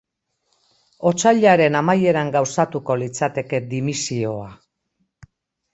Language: Basque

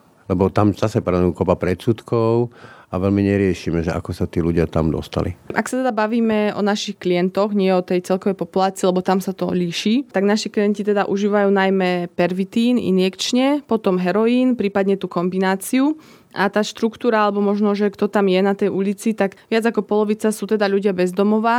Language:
Slovak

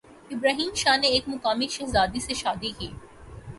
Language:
Urdu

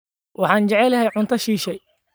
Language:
Somali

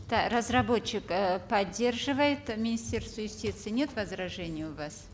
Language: Kazakh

